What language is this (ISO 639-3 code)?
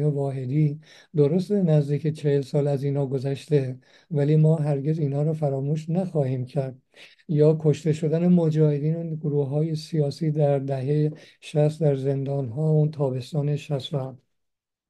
fas